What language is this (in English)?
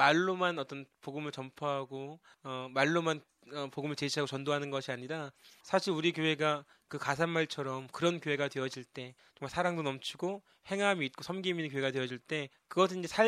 Korean